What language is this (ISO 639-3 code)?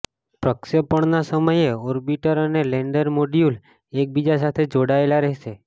guj